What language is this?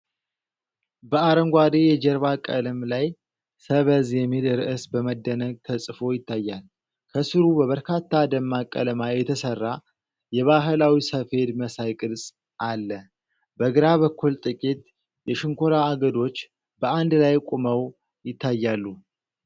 Amharic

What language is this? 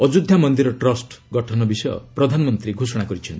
Odia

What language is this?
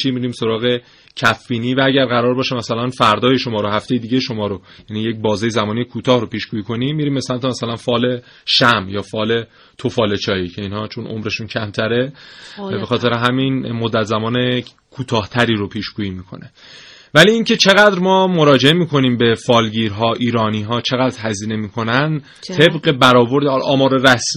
Persian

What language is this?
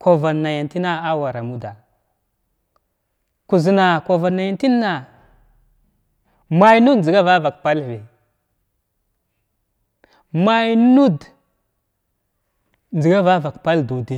Glavda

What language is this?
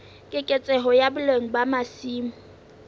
Southern Sotho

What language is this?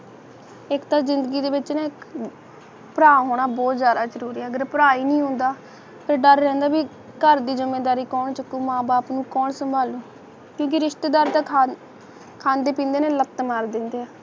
Punjabi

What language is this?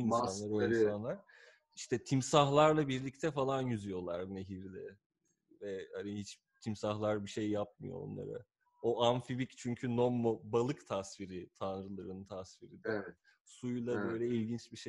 Turkish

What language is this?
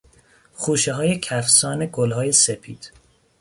Persian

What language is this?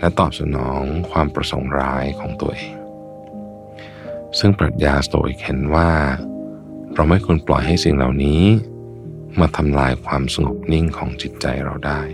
Thai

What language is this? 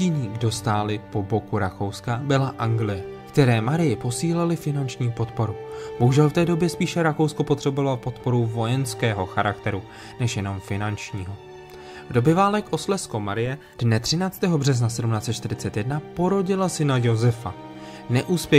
Czech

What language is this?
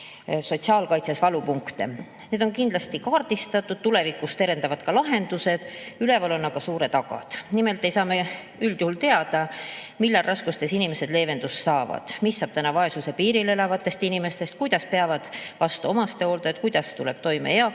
Estonian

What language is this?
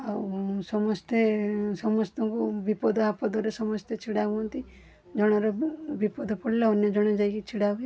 Odia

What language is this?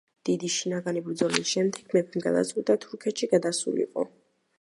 Georgian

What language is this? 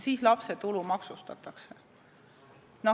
Estonian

